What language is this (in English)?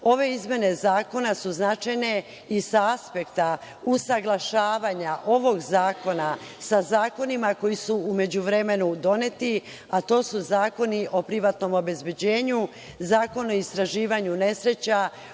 Serbian